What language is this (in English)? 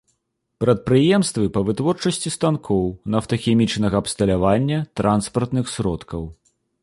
Belarusian